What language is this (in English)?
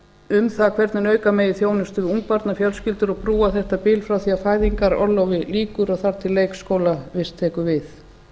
Icelandic